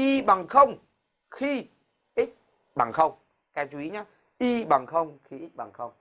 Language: Vietnamese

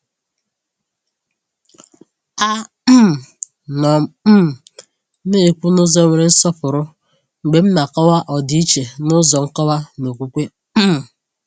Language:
Igbo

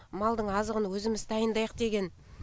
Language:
Kazakh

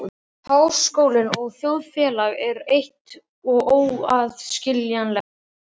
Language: Icelandic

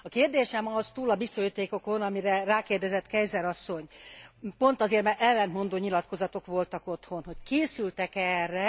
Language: Hungarian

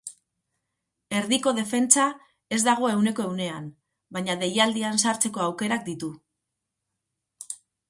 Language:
Basque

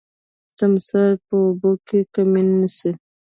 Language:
Pashto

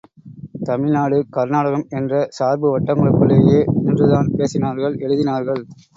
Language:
Tamil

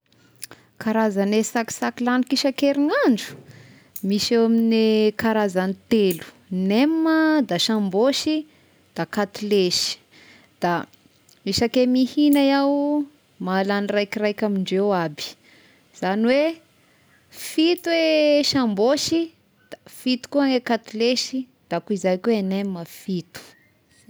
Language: Tesaka Malagasy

